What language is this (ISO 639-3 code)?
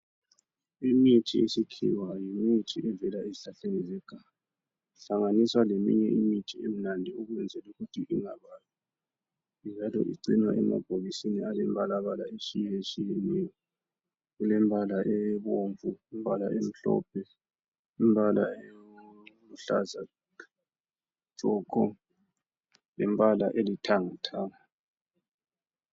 nde